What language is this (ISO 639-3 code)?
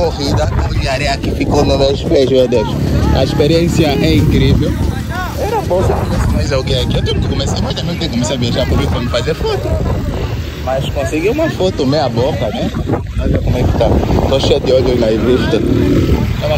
por